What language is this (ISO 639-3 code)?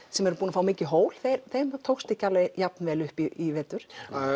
isl